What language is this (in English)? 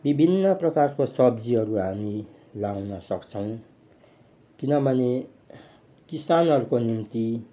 Nepali